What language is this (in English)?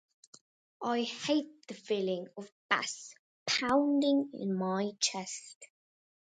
English